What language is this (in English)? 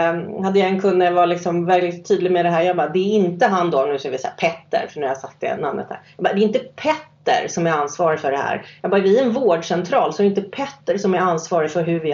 Swedish